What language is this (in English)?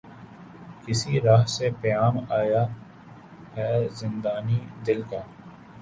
Urdu